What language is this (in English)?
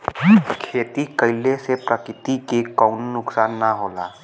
Bhojpuri